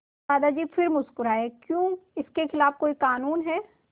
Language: Hindi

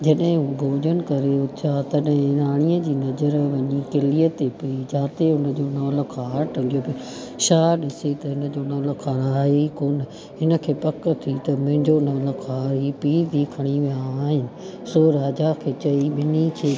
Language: Sindhi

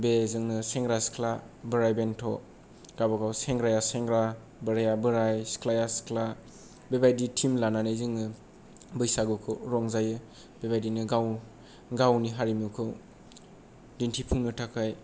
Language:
Bodo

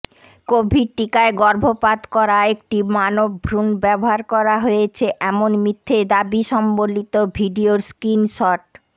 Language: Bangla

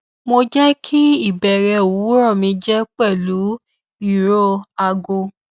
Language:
Yoruba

